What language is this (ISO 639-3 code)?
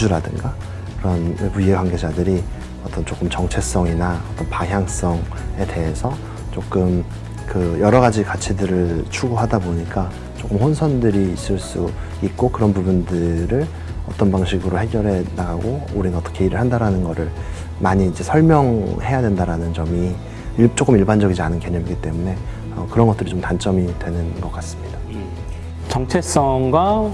kor